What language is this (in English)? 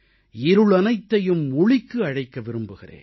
Tamil